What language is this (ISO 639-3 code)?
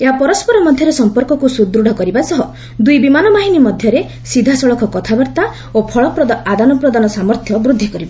ori